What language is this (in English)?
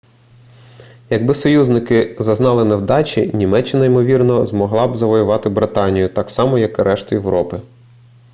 Ukrainian